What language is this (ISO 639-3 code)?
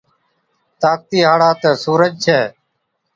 odk